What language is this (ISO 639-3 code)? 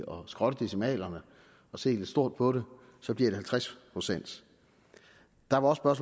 dan